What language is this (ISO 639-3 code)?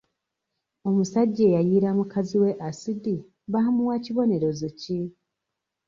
lug